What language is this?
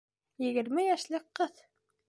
Bashkir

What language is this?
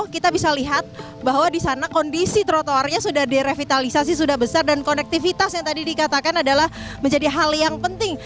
Indonesian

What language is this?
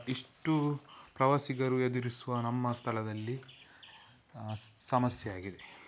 Kannada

